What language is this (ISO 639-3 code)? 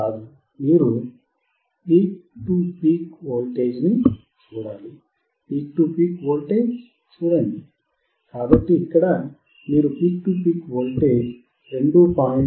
tel